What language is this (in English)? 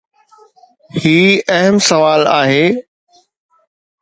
Sindhi